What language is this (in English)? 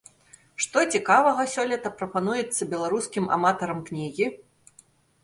Belarusian